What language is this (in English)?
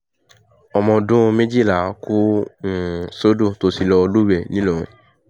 Yoruba